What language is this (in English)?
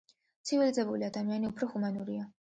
Georgian